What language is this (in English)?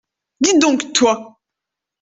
French